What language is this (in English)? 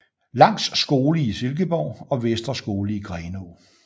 Danish